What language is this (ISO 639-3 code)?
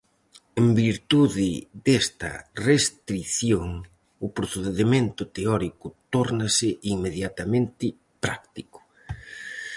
glg